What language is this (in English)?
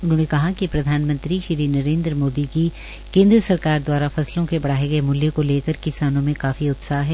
Hindi